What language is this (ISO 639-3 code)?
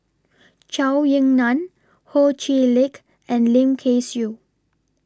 eng